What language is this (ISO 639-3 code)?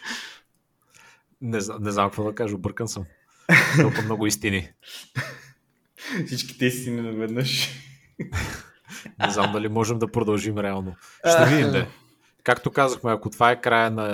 bul